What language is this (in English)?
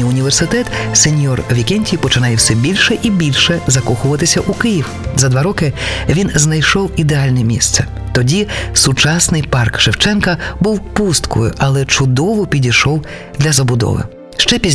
Ukrainian